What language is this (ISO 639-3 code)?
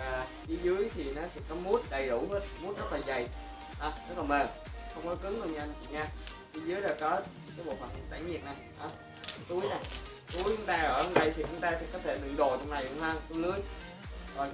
vie